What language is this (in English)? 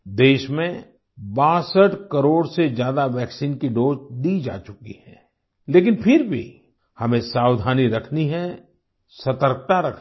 Hindi